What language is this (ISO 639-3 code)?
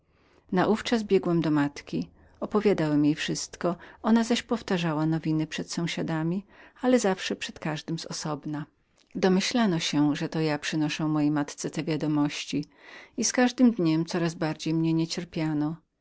pol